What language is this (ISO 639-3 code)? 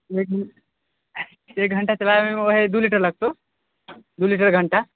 mai